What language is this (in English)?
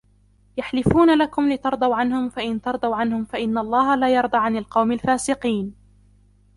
Arabic